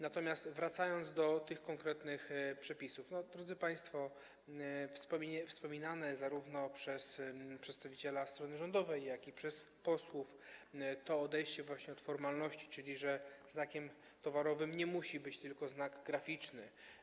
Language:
Polish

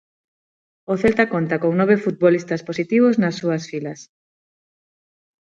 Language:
Galician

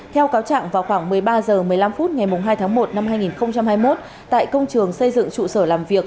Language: Vietnamese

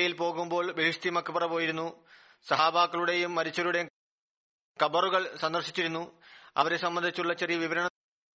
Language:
Malayalam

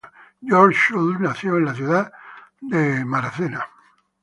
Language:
Spanish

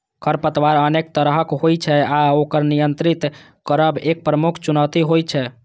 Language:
Maithili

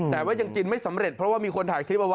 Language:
Thai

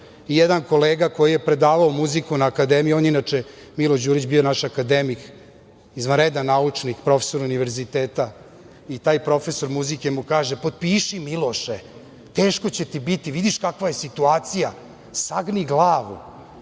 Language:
Serbian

